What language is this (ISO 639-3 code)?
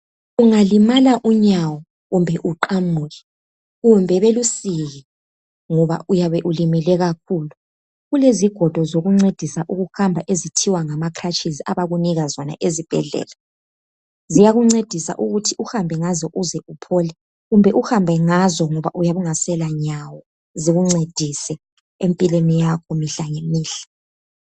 nde